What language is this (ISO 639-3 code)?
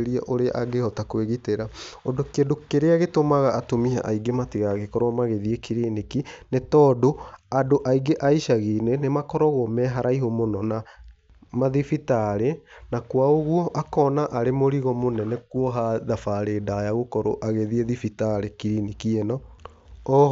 kik